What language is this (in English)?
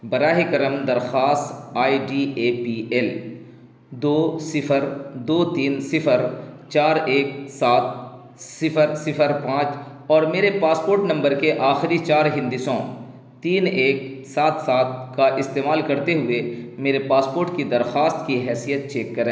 Urdu